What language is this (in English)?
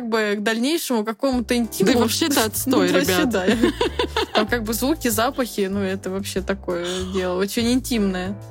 Russian